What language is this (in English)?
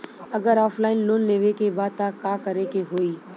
Bhojpuri